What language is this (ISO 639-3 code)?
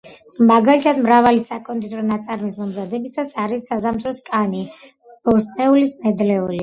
kat